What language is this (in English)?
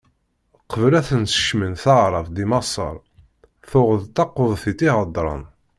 Kabyle